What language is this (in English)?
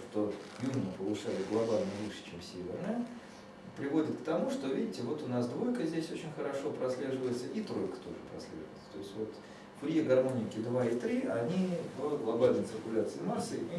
Russian